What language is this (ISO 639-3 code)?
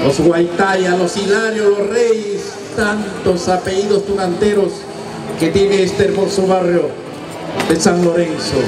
spa